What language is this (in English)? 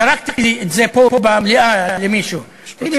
Hebrew